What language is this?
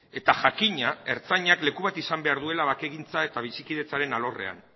Basque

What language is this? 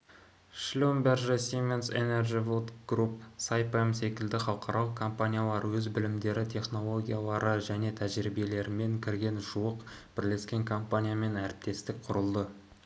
Kazakh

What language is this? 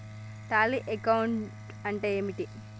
Telugu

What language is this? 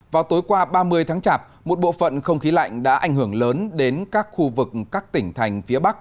Vietnamese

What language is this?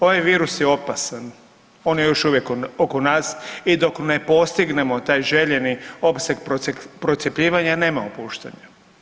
Croatian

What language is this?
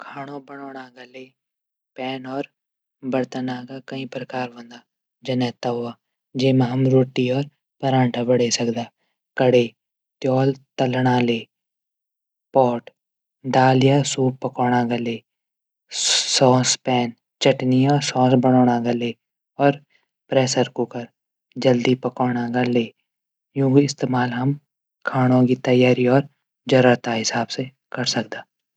Garhwali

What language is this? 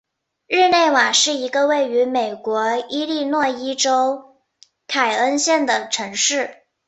Chinese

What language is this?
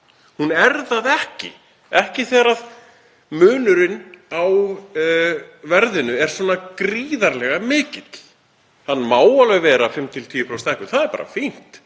Icelandic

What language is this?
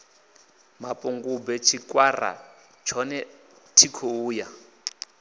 Venda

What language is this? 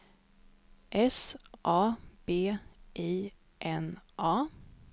Swedish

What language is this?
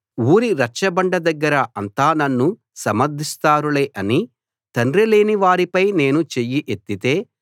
Telugu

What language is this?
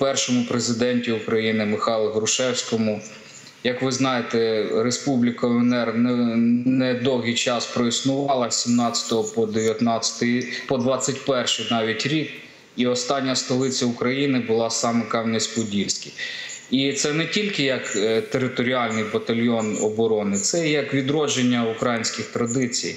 Ukrainian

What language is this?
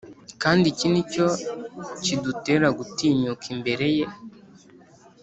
Kinyarwanda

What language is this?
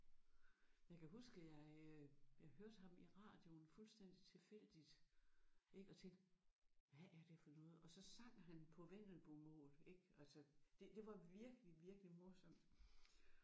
Danish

